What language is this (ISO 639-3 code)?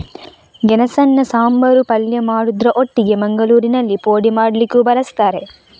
kan